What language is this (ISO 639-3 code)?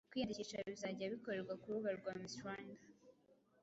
kin